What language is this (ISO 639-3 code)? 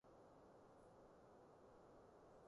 yue